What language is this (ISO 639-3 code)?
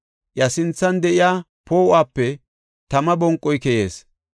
gof